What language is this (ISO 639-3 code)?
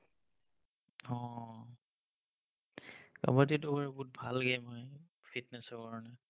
asm